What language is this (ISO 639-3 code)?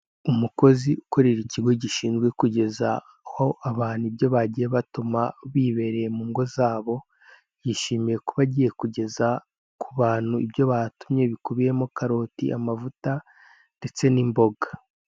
kin